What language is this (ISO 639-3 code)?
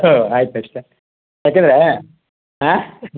kan